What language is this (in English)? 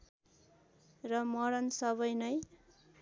Nepali